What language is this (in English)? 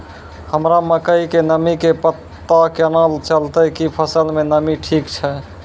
Maithili